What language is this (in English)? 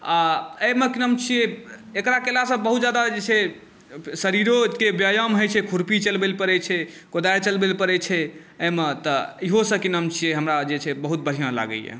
Maithili